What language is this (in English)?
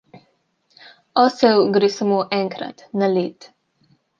Slovenian